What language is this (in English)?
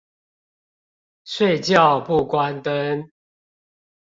Chinese